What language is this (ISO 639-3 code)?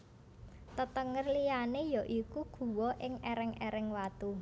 jav